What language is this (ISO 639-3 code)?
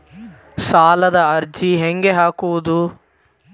kan